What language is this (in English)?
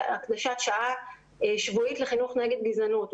Hebrew